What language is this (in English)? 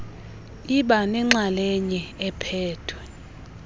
Xhosa